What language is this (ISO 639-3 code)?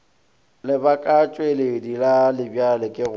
nso